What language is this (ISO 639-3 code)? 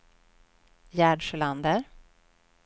swe